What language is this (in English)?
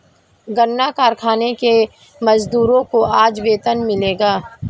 Hindi